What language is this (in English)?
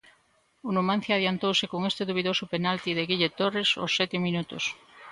Galician